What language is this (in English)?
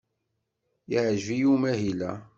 Kabyle